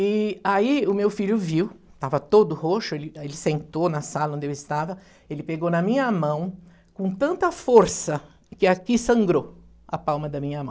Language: Portuguese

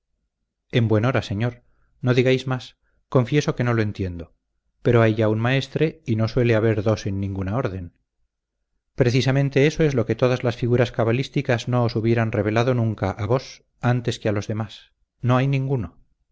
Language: Spanish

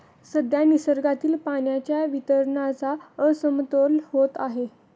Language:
Marathi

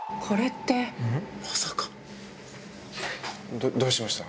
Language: Japanese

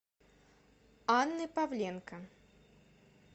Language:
Russian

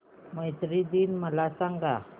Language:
Marathi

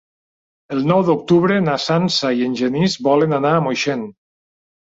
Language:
Catalan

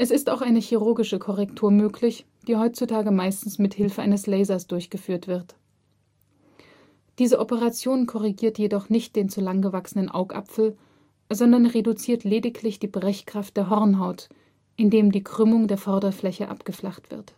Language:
German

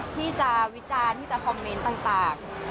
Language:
Thai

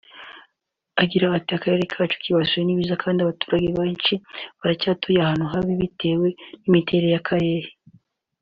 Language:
Kinyarwanda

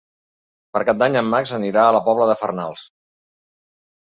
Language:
Catalan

